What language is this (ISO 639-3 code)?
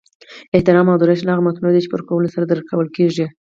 pus